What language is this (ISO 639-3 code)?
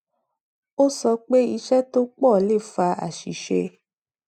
yor